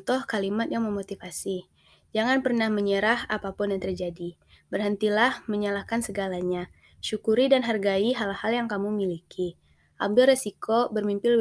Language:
Indonesian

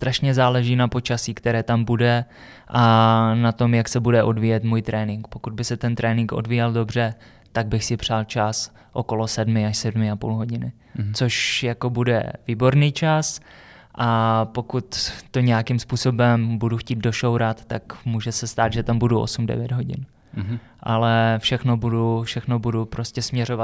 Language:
Czech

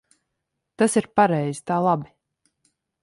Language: Latvian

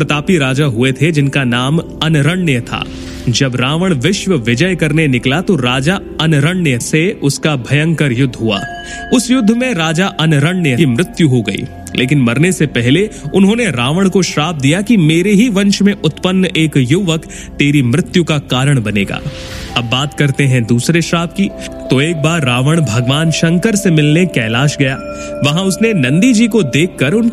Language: Hindi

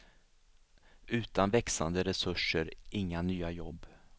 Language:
Swedish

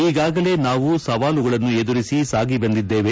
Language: Kannada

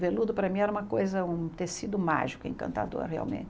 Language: Portuguese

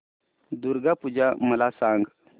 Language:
Marathi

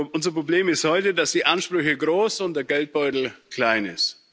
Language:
German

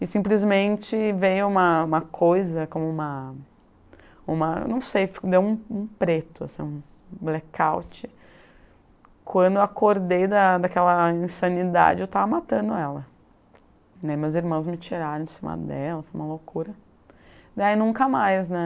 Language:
Portuguese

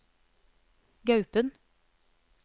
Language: Norwegian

